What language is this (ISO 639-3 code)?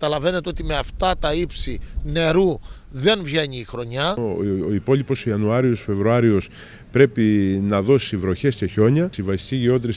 ell